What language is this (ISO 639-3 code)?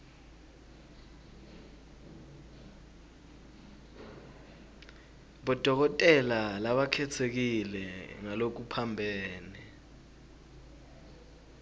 ssw